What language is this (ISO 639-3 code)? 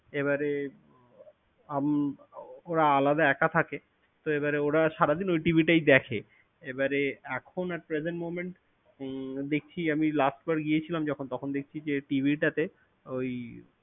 ben